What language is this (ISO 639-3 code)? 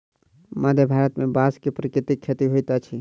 mai